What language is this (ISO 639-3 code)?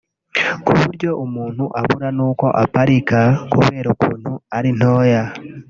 kin